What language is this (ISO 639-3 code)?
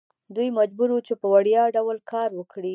pus